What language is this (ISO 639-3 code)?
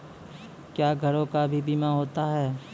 mai